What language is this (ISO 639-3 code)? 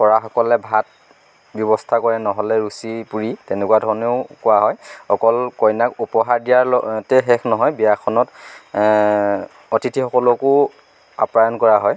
asm